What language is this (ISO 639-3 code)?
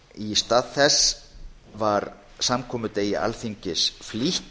isl